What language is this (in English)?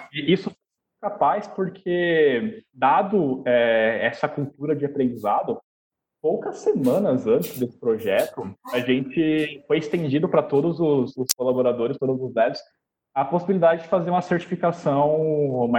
Portuguese